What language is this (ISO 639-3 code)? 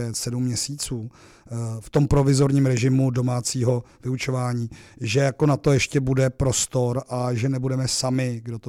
ces